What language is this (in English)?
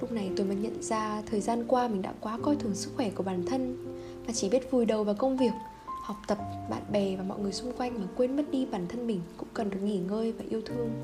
Vietnamese